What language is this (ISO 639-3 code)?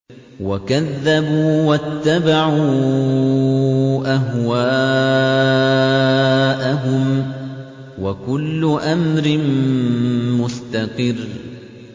ara